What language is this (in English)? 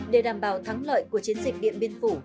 Vietnamese